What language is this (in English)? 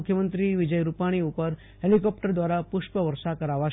Gujarati